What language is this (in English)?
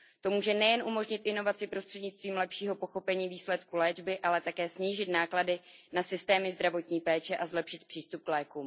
Czech